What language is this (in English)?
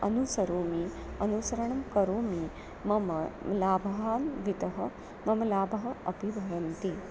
Sanskrit